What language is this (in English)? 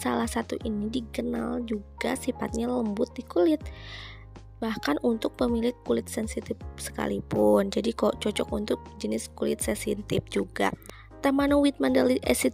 Indonesian